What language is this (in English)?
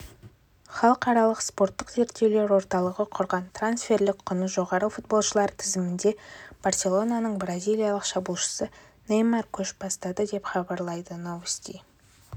Kazakh